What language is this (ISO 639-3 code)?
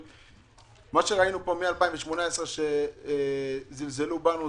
heb